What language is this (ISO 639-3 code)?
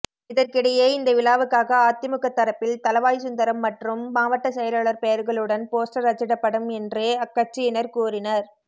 tam